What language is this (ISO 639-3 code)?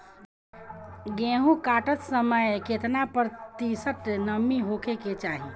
bho